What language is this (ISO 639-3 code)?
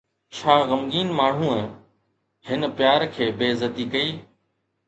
snd